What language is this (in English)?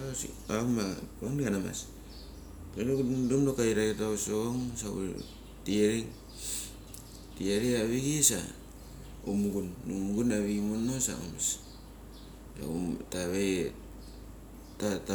Mali